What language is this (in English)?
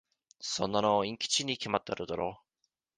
Japanese